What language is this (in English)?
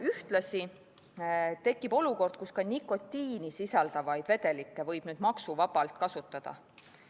Estonian